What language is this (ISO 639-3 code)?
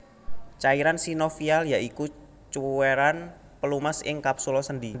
jav